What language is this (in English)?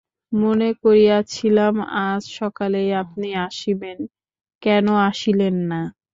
Bangla